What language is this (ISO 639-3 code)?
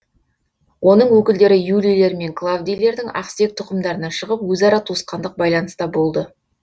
kaz